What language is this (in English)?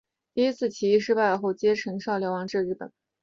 Chinese